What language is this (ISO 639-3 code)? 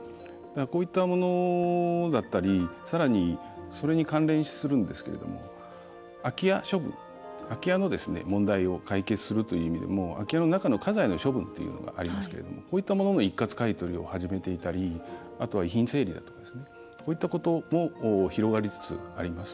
jpn